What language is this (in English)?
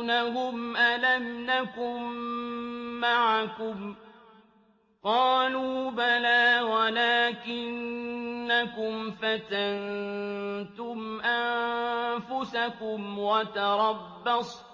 Arabic